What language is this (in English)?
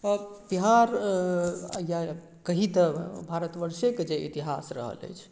Maithili